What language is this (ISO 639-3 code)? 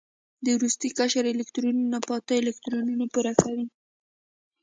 pus